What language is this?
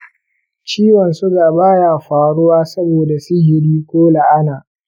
Hausa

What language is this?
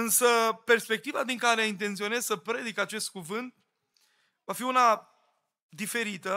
Romanian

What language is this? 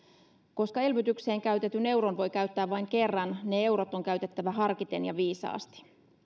Finnish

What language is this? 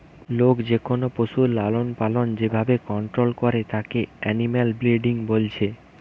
Bangla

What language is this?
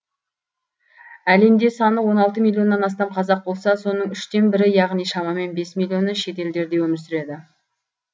Kazakh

